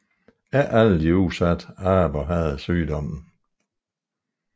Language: Danish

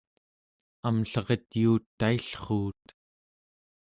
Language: Central Yupik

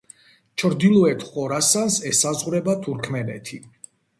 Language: Georgian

